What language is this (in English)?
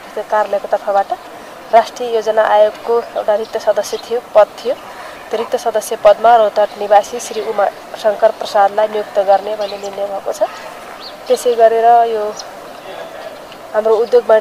Polish